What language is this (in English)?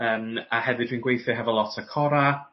Welsh